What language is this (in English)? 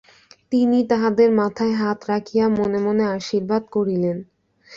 Bangla